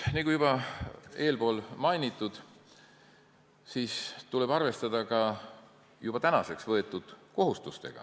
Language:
Estonian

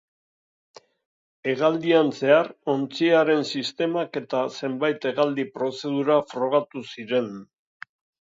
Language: Basque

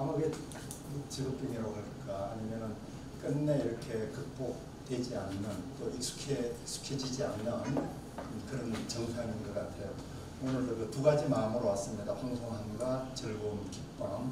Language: Korean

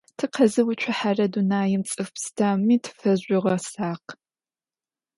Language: Adyghe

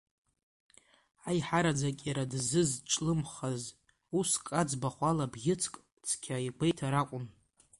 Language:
Abkhazian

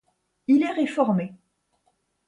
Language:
French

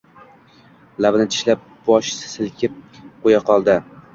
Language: Uzbek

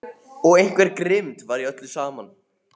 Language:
Icelandic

